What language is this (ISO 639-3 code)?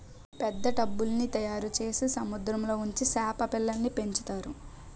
tel